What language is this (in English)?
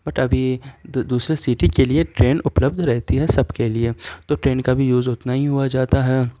Urdu